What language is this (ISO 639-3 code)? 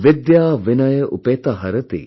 eng